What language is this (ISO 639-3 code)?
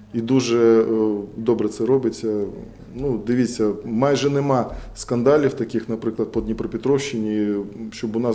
ukr